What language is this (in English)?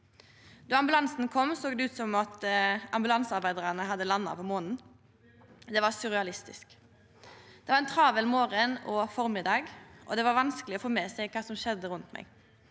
Norwegian